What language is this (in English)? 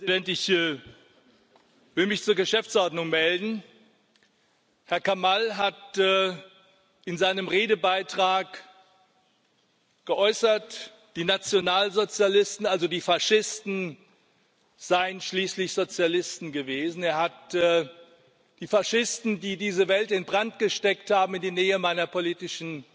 German